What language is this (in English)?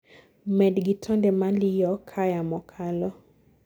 Luo (Kenya and Tanzania)